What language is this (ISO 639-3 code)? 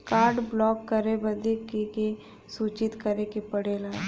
bho